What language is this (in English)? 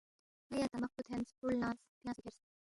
Balti